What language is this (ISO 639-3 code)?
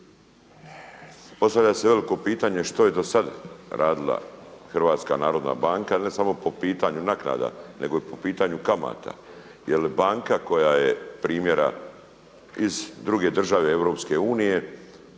hrv